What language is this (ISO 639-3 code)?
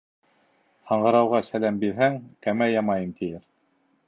bak